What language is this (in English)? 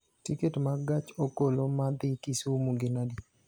Luo (Kenya and Tanzania)